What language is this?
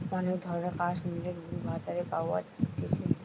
Bangla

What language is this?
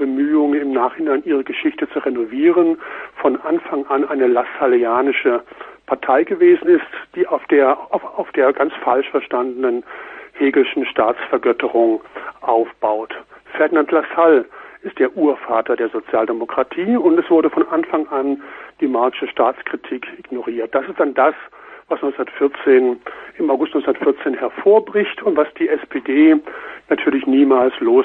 German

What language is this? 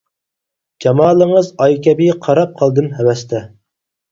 Uyghur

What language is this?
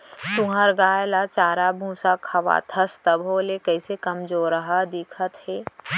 Chhattisgarhi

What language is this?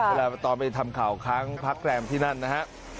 Thai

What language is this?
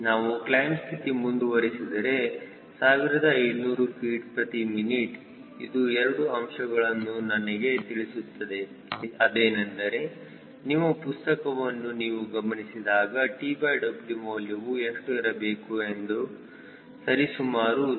Kannada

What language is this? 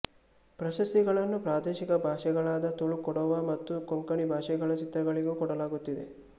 Kannada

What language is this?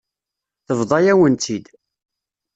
Kabyle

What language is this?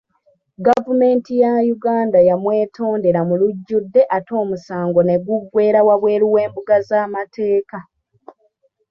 Ganda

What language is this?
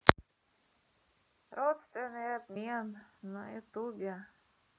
Russian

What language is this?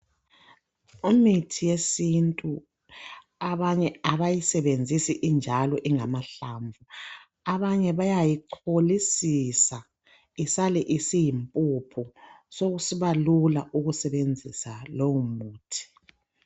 North Ndebele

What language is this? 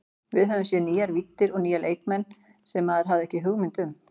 Icelandic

